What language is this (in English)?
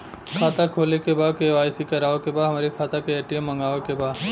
Bhojpuri